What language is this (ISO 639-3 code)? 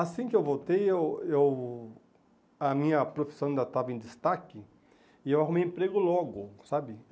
por